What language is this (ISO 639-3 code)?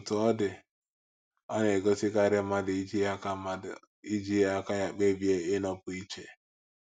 ibo